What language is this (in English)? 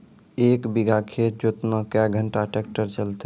Maithili